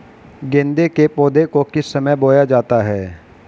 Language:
Hindi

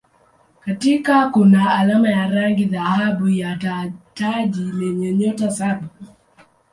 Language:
Swahili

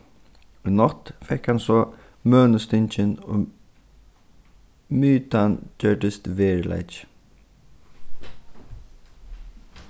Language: Faroese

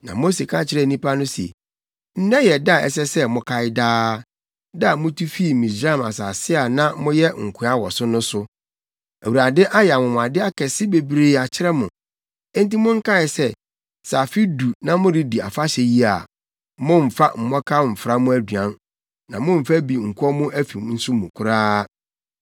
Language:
Akan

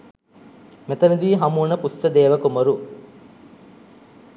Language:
Sinhala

